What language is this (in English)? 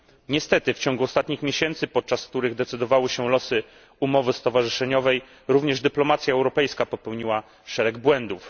Polish